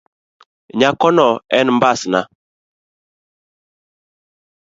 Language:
Luo (Kenya and Tanzania)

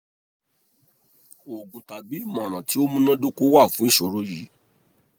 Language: Yoruba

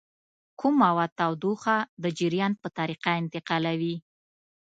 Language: Pashto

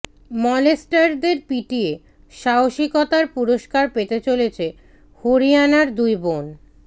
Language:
Bangla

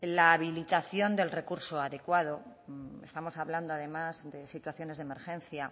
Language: Spanish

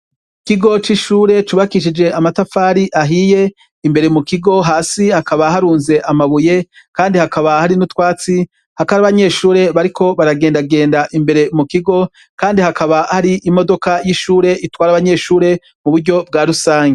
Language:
Rundi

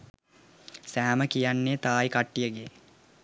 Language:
Sinhala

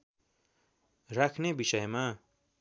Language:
Nepali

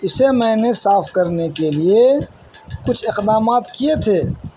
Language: Urdu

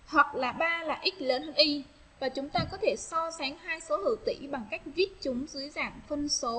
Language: Vietnamese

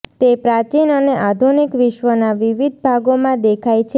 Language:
Gujarati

